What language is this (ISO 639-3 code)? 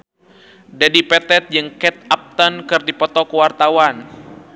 sun